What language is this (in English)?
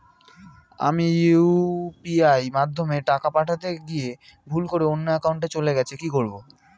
Bangla